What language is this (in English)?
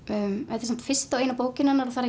Icelandic